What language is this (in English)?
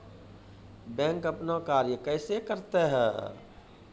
Maithili